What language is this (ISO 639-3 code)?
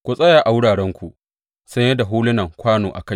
hau